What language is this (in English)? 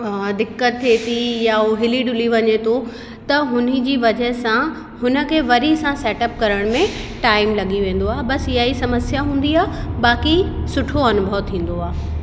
Sindhi